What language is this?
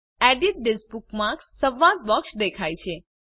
Gujarati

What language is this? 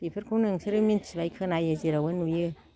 Bodo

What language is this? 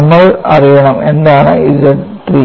Malayalam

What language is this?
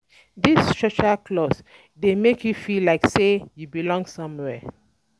Nigerian Pidgin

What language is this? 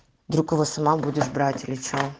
Russian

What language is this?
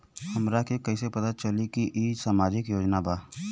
Bhojpuri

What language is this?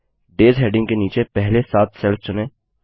Hindi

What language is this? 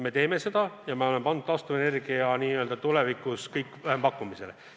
Estonian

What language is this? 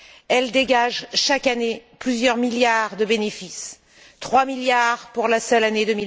French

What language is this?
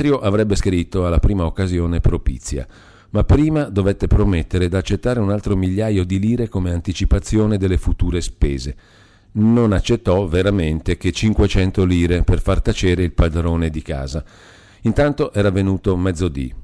Italian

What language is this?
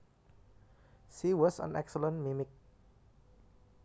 Javanese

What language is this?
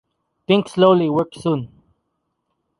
English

